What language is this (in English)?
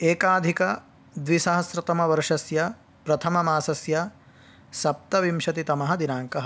Sanskrit